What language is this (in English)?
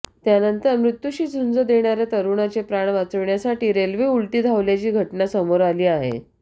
Marathi